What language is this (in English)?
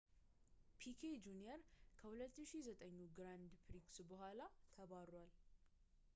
Amharic